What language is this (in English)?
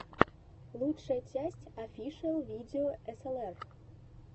Russian